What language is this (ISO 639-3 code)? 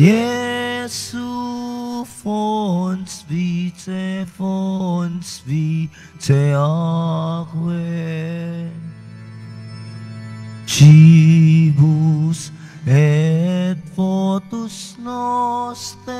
fil